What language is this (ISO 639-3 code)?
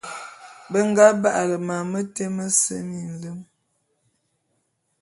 bum